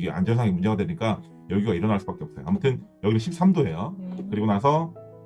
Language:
Korean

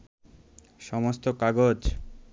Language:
Bangla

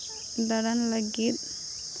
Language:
Santali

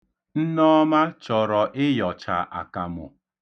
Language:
Igbo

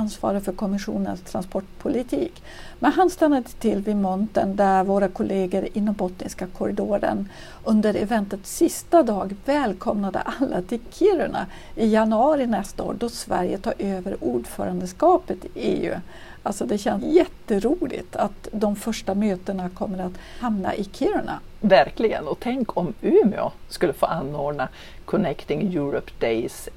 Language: Swedish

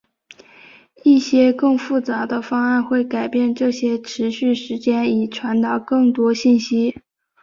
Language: Chinese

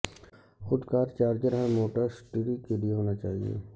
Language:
Urdu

